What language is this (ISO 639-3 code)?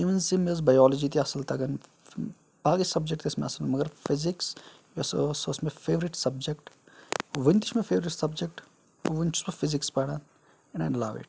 kas